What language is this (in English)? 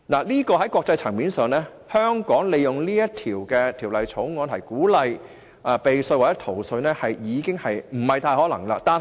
Cantonese